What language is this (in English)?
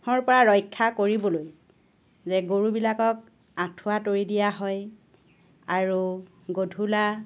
Assamese